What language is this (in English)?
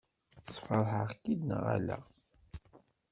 Kabyle